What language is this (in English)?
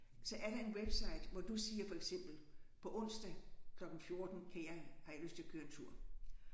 Danish